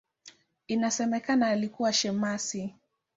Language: Swahili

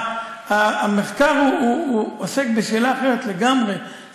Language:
Hebrew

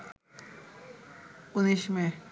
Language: Bangla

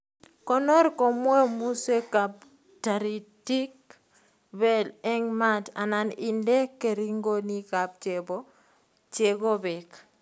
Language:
Kalenjin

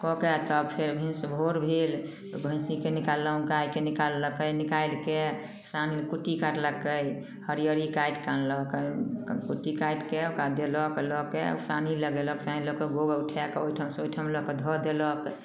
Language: Maithili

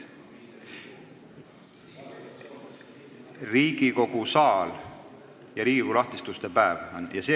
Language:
Estonian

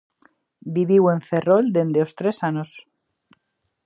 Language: Galician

